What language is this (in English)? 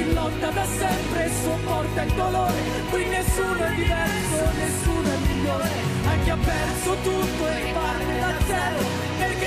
Italian